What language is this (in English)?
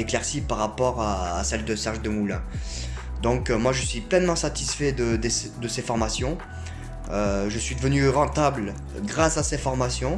French